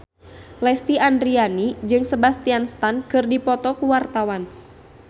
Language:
Sundanese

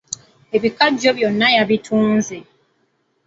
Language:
Ganda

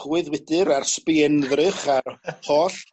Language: Welsh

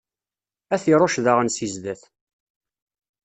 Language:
Kabyle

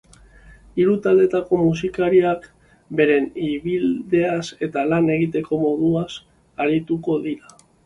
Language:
Basque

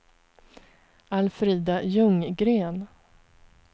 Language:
Swedish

